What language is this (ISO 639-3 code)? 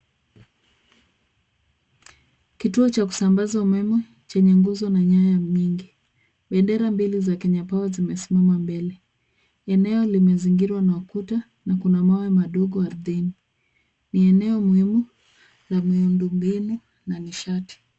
swa